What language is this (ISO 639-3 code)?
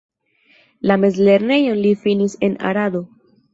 epo